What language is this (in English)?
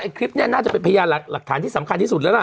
Thai